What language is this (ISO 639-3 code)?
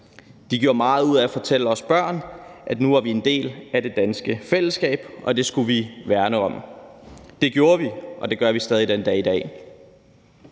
dan